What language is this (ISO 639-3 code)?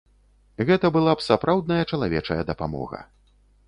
bel